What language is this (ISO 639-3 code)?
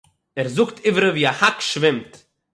yid